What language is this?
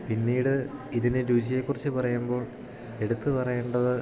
Malayalam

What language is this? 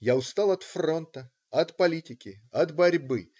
Russian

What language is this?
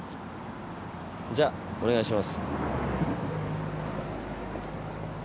Japanese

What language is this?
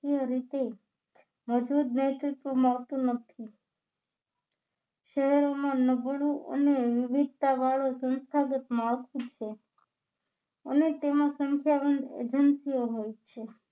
Gujarati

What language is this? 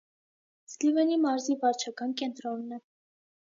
Armenian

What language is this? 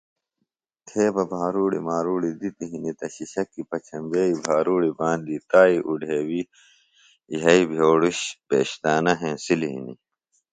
Phalura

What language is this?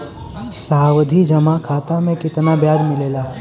Bhojpuri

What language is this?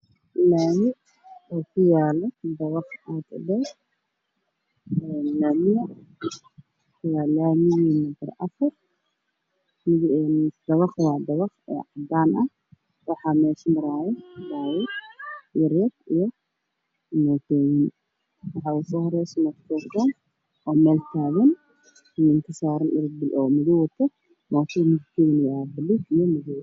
Somali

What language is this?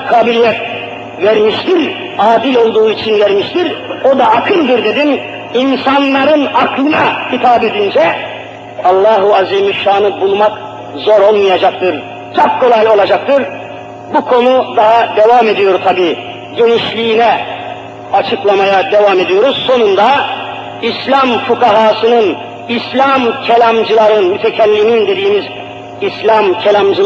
Turkish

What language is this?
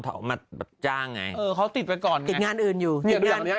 Thai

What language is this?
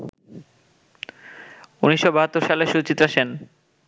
Bangla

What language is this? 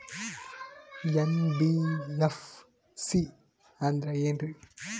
Kannada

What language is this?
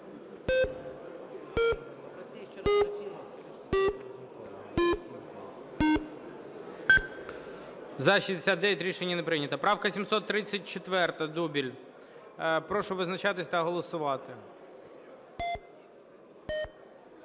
Ukrainian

